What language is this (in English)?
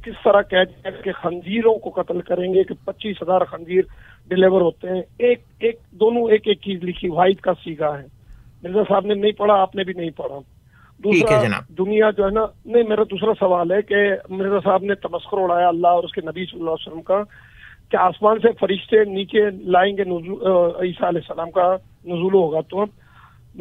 Urdu